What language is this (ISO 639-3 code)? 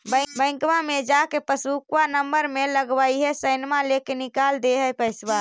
mag